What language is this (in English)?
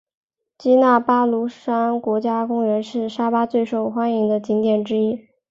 Chinese